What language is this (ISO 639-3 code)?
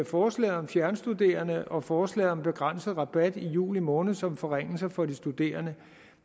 dan